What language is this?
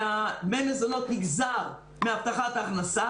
Hebrew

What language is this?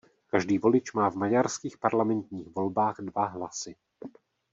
Czech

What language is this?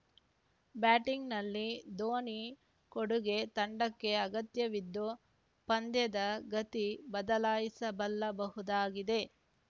Kannada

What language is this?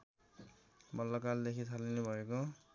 Nepali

